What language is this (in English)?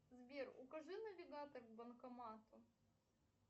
Russian